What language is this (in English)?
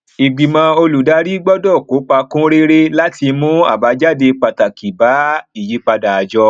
Yoruba